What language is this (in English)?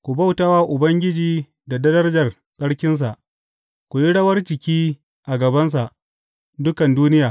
Hausa